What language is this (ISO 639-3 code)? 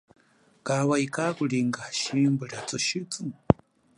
cjk